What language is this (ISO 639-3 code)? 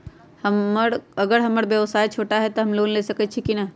mag